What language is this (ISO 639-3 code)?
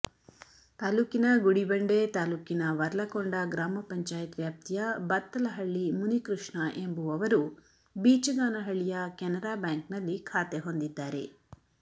kan